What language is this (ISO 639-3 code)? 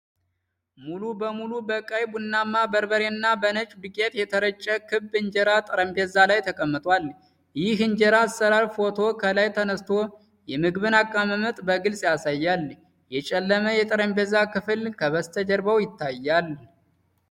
amh